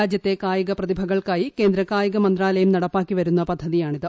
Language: Malayalam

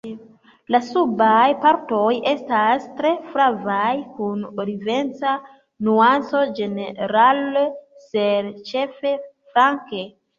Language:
Esperanto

